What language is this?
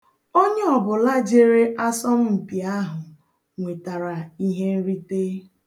Igbo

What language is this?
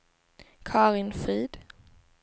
Swedish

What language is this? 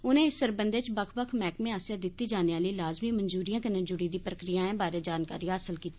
Dogri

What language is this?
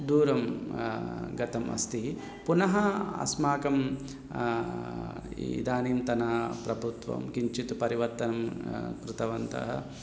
Sanskrit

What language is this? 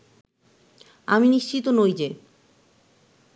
Bangla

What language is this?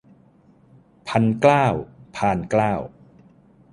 Thai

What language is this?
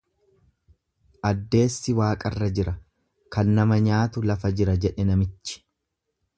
Oromo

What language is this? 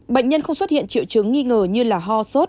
Vietnamese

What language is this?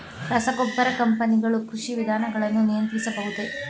Kannada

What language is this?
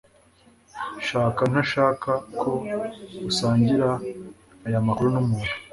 Kinyarwanda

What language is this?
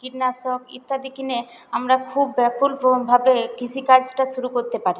Bangla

